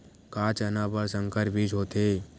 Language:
Chhattisgarhi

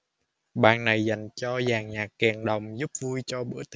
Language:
Vietnamese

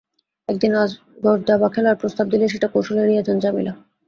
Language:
Bangla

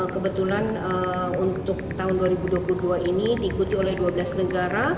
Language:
Indonesian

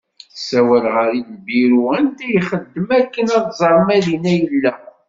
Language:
Kabyle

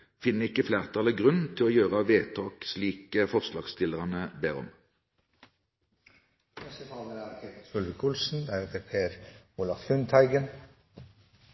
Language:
Norwegian Bokmål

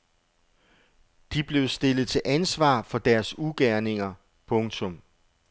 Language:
Danish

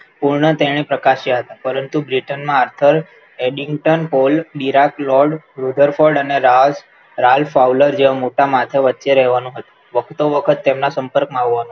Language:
Gujarati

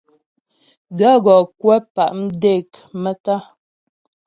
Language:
Ghomala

